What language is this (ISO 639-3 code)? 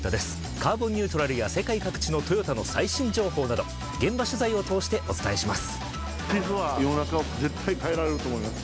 jpn